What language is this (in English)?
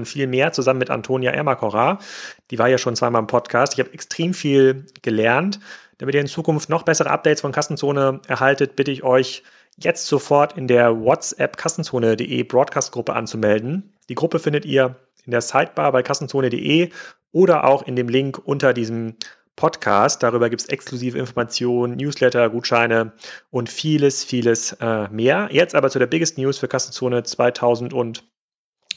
German